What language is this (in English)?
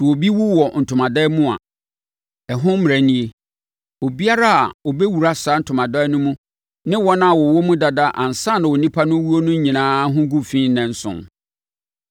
Akan